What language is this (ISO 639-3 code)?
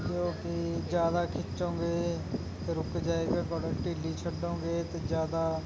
pan